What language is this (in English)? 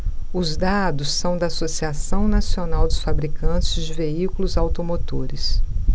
Portuguese